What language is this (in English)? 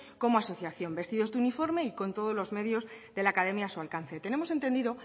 Spanish